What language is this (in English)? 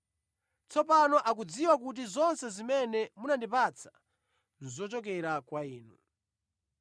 Nyanja